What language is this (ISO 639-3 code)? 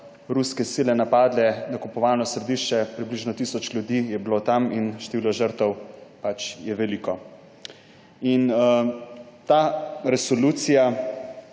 slv